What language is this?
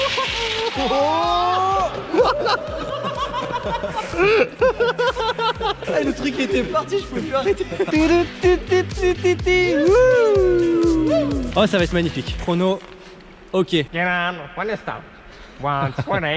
French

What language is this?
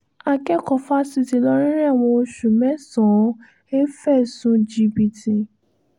Yoruba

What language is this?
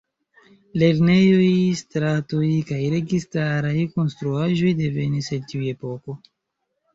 Esperanto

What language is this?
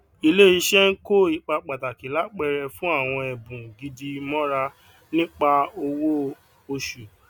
Yoruba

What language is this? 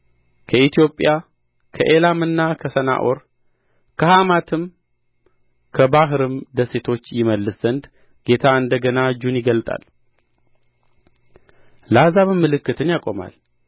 Amharic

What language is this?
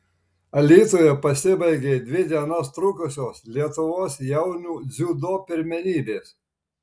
Lithuanian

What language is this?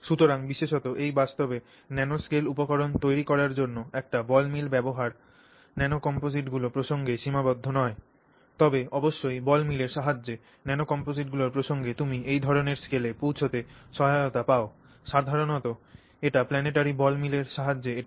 Bangla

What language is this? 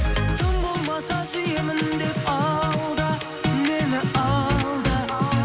Kazakh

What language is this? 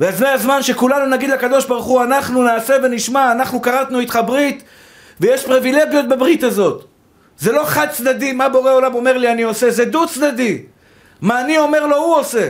Hebrew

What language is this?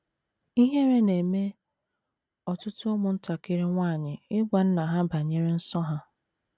Igbo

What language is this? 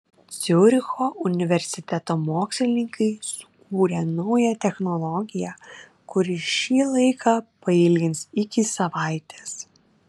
Lithuanian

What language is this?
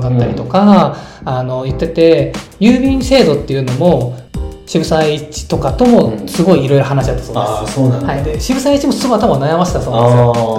Japanese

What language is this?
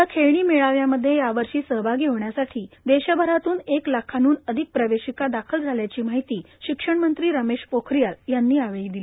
Marathi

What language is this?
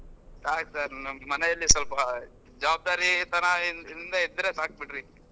Kannada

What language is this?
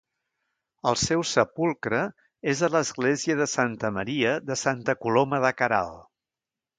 Catalan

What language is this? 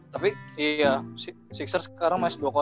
Indonesian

